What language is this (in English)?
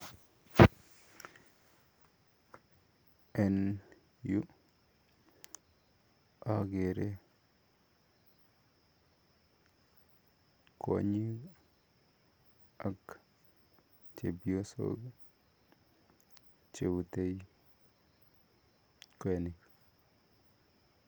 Kalenjin